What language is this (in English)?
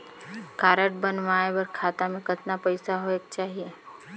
Chhattisgarhi